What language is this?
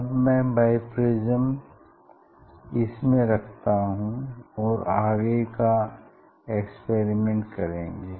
Hindi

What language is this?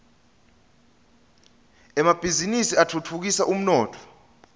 Swati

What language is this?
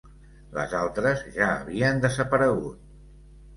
Catalan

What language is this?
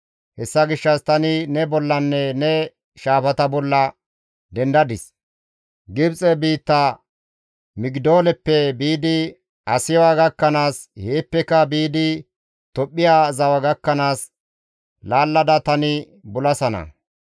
Gamo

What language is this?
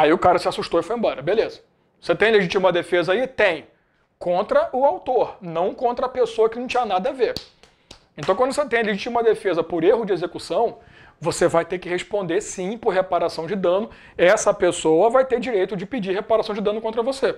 Portuguese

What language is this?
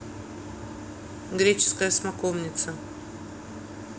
Russian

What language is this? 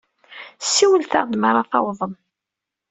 Kabyle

